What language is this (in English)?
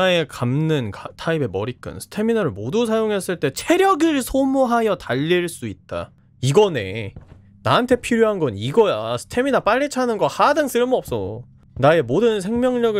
Korean